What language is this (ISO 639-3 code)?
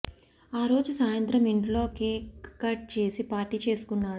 tel